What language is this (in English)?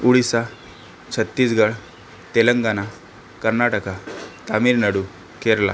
Marathi